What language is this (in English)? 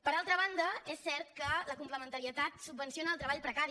Catalan